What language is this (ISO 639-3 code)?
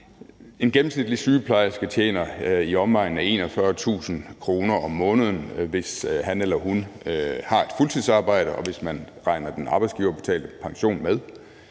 dan